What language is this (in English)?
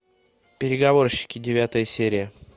Russian